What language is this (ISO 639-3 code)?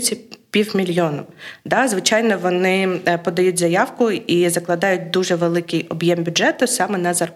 ukr